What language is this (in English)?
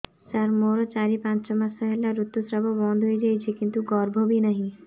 Odia